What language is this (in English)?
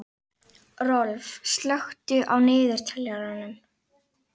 Icelandic